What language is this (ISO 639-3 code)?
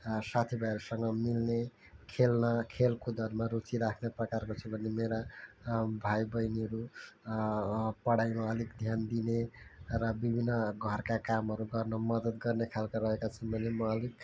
nep